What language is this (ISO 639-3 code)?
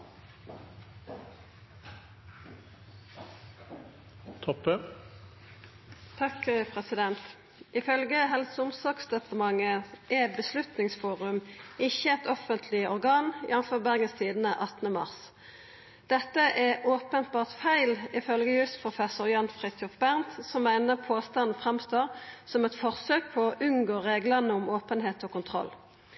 nob